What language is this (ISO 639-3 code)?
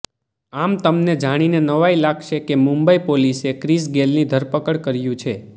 guj